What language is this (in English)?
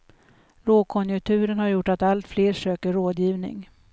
Swedish